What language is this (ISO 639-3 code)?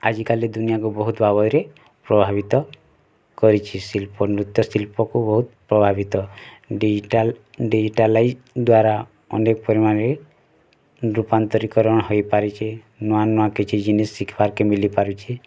ori